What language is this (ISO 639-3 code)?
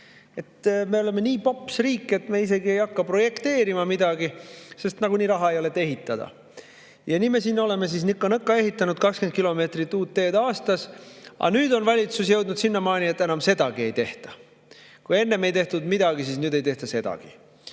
est